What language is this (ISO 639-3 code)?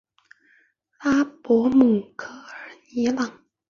zho